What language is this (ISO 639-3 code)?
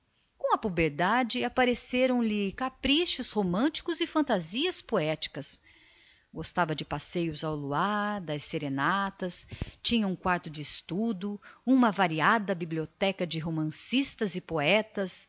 por